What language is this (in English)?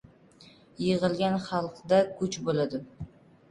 Uzbek